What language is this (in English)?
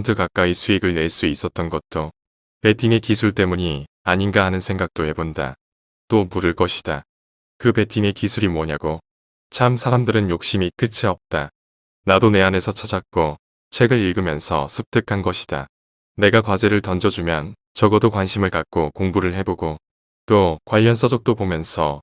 Korean